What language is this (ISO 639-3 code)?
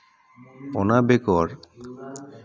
sat